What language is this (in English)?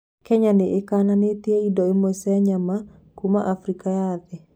Kikuyu